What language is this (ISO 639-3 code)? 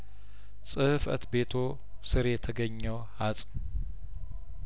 amh